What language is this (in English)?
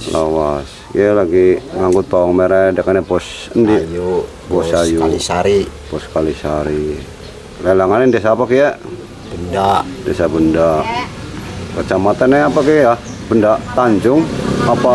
Indonesian